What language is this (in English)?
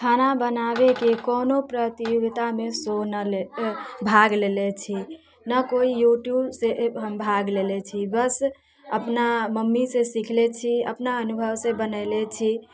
Maithili